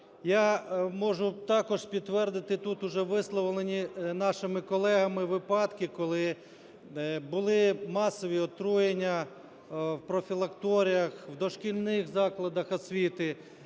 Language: Ukrainian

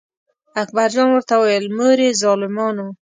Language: Pashto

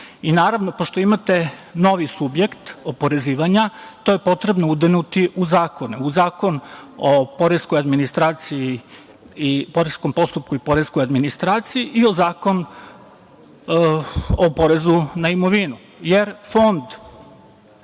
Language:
Serbian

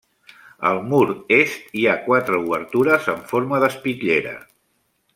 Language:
Catalan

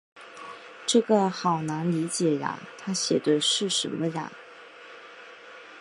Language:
Chinese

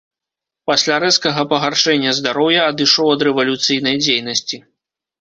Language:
Belarusian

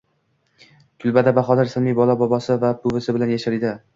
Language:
Uzbek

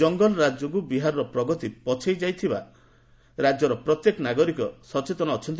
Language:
Odia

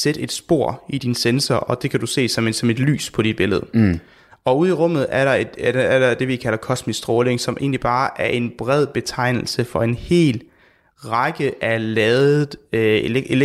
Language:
Danish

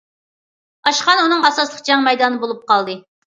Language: Uyghur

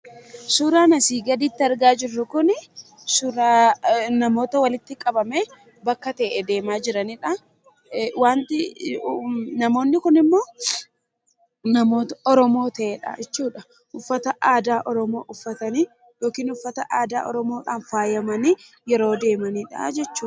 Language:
Oromo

